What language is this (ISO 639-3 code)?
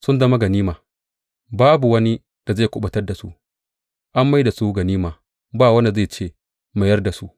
hau